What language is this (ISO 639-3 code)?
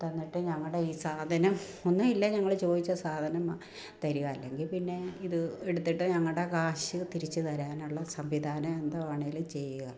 mal